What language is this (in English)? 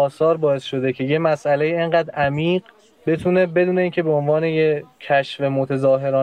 Persian